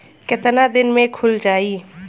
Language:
Bhojpuri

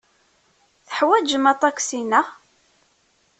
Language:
Kabyle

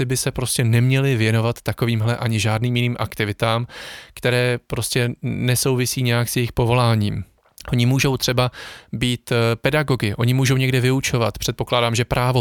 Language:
Czech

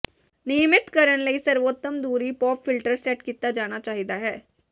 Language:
Punjabi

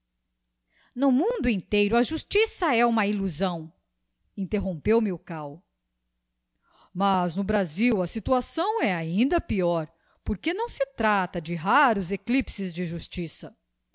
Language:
Portuguese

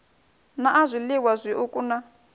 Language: Venda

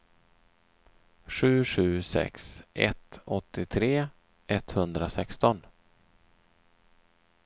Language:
Swedish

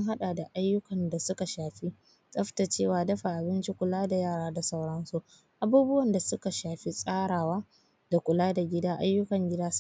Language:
Hausa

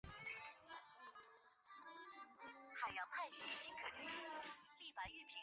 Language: Chinese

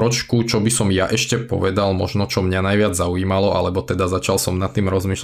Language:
Slovak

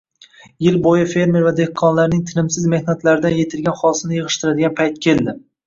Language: Uzbek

